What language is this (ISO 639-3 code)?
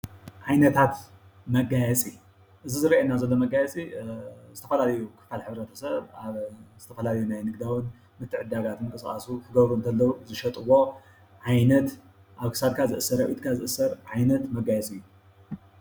tir